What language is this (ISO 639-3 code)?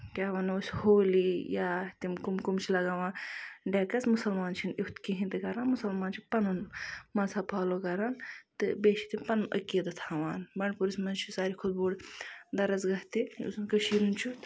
kas